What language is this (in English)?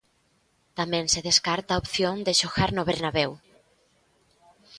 Galician